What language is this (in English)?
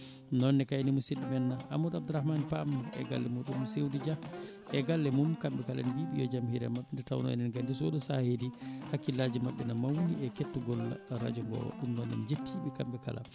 Fula